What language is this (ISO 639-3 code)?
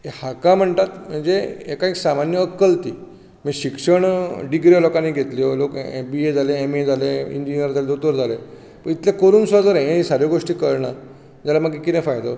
kok